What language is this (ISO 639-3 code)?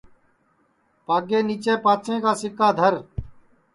ssi